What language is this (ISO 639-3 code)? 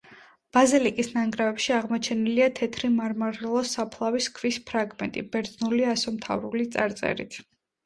kat